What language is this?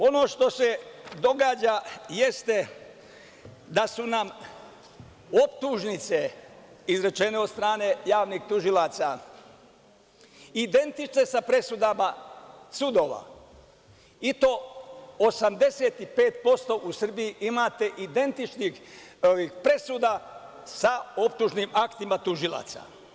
Serbian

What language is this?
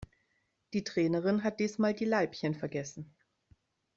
German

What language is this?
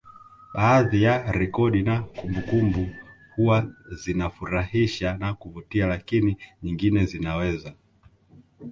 Swahili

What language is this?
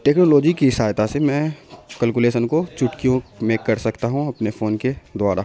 Urdu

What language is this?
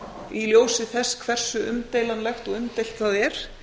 Icelandic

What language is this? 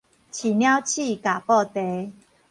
Min Nan Chinese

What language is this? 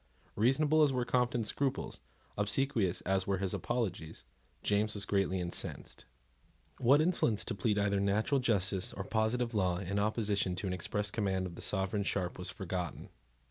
English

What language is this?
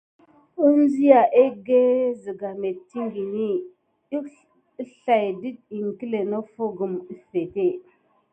Gidar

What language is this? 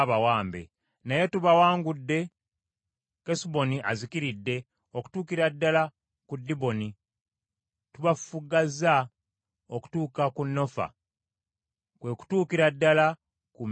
Ganda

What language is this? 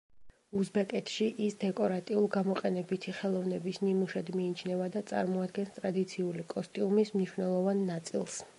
Georgian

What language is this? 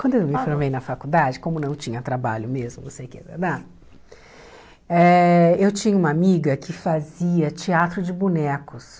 Portuguese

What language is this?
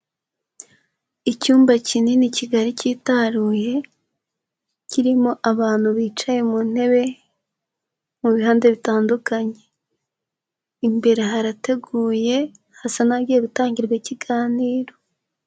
Kinyarwanda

